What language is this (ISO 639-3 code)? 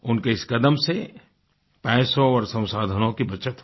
hin